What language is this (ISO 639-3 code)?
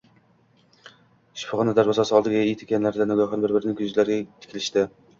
uzb